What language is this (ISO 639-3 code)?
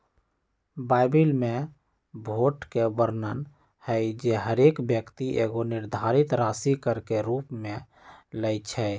mag